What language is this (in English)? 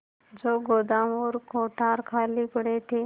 Hindi